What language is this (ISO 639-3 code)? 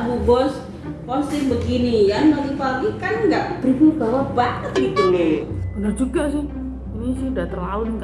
ind